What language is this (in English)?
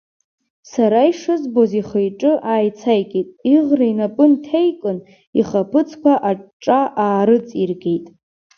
Abkhazian